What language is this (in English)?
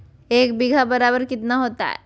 Magahi